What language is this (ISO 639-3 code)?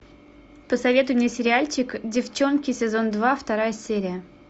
rus